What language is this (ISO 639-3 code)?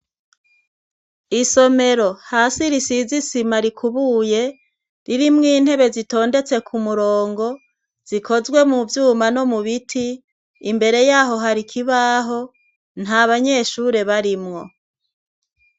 run